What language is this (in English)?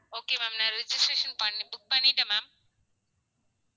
Tamil